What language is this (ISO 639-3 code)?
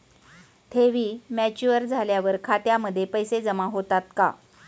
mar